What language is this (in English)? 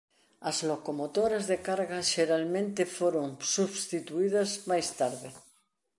Galician